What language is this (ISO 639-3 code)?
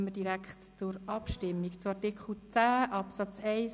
gsw